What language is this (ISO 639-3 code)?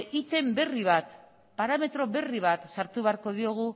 eus